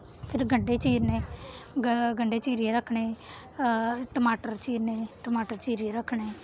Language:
Dogri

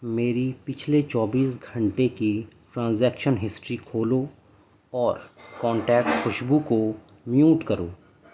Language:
Urdu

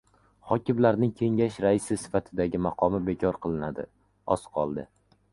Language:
Uzbek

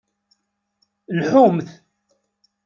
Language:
Kabyle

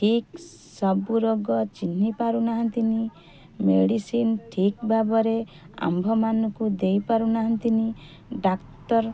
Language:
Odia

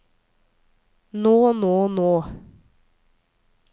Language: Norwegian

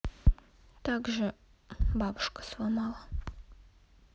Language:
Russian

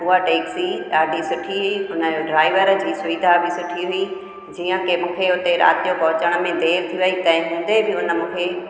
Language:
Sindhi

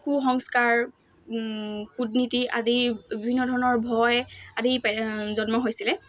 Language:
Assamese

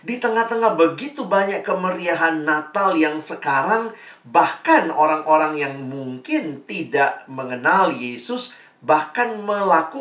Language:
Indonesian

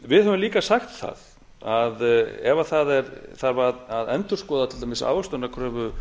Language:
Icelandic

